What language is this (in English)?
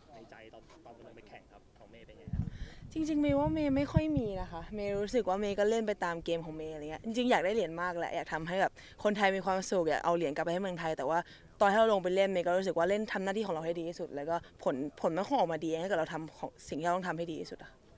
Thai